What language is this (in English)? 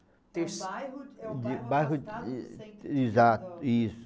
Portuguese